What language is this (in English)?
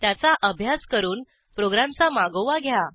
Marathi